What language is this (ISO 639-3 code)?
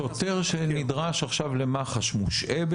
heb